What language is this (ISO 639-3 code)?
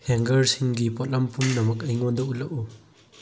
mni